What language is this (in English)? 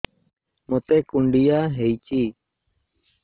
Odia